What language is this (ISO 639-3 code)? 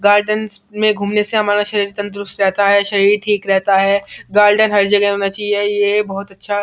hin